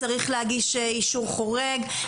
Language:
Hebrew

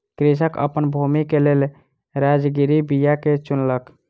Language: Maithili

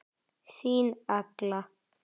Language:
Icelandic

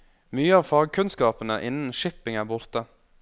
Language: Norwegian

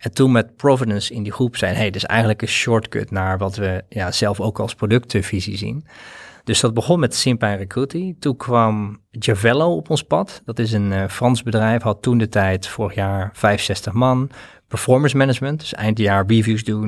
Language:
Dutch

